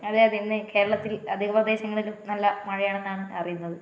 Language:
Malayalam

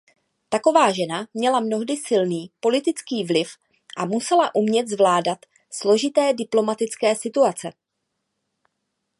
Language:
Czech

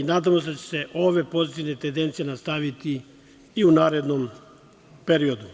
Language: Serbian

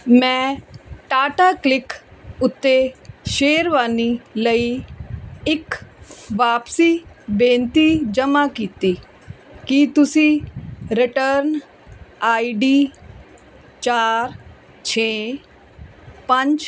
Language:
Punjabi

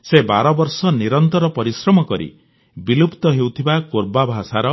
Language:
Odia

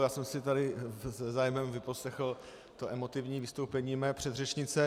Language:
Czech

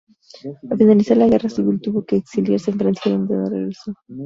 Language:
Spanish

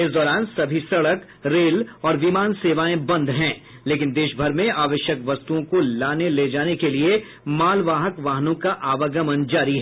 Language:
Hindi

